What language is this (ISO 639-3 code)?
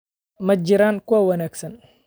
som